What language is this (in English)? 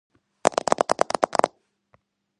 Georgian